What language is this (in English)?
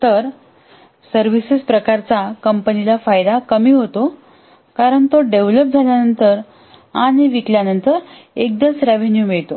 Marathi